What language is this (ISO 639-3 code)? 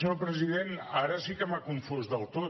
cat